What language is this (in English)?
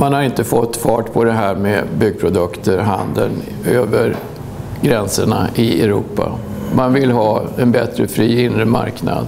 Swedish